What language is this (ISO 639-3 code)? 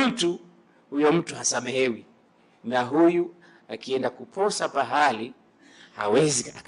swa